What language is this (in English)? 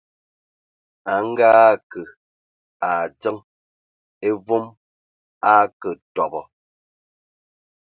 Ewondo